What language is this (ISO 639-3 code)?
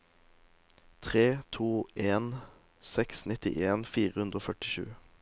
nor